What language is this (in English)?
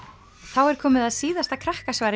Icelandic